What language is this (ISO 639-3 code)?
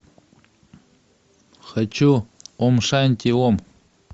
rus